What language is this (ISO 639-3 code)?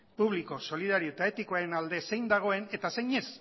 eus